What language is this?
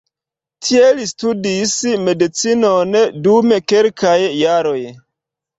Esperanto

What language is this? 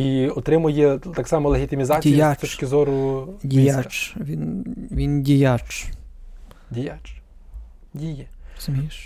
Ukrainian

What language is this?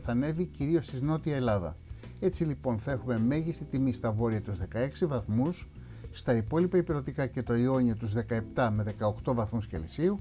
Greek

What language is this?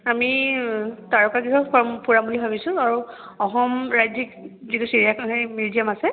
Assamese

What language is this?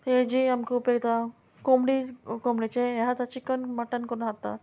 Konkani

